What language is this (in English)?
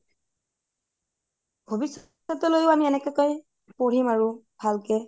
Assamese